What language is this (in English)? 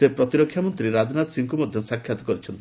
Odia